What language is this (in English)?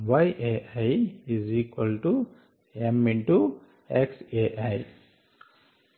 Telugu